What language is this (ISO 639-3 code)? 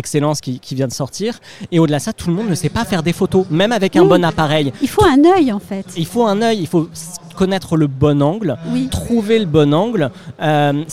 fra